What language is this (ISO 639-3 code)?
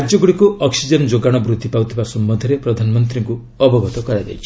ori